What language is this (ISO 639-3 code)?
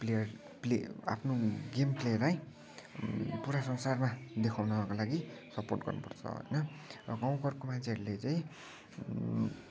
nep